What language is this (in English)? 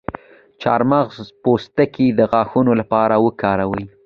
Pashto